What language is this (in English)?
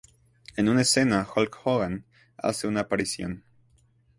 Spanish